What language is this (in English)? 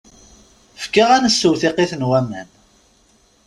Kabyle